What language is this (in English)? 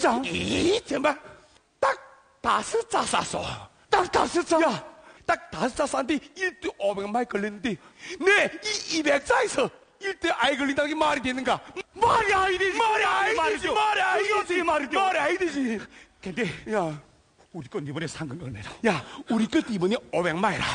Korean